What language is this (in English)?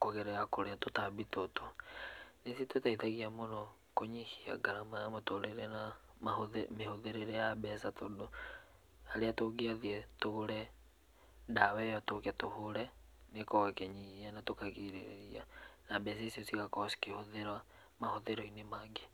Kikuyu